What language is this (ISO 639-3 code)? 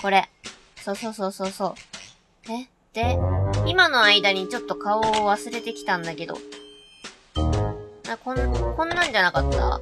jpn